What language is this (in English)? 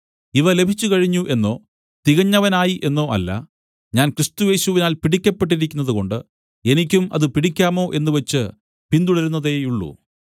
Malayalam